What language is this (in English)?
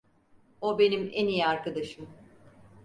Turkish